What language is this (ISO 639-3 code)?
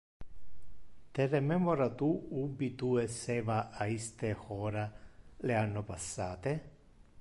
ina